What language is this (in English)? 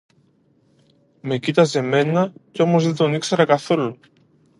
Greek